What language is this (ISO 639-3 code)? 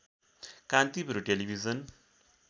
nep